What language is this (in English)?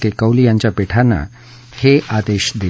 Marathi